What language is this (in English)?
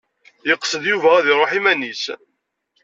Kabyle